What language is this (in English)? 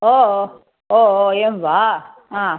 Sanskrit